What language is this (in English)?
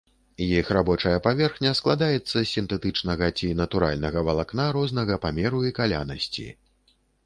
Belarusian